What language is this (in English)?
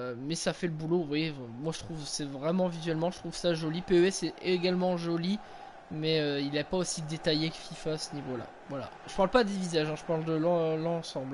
French